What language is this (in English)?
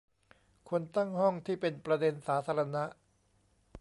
Thai